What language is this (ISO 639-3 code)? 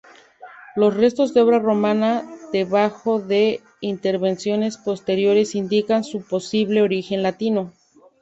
spa